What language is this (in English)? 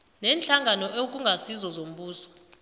South Ndebele